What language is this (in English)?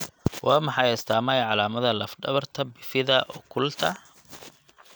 Somali